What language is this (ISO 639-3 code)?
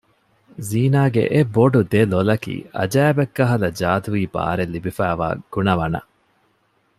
div